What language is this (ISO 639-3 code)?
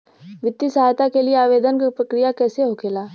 bho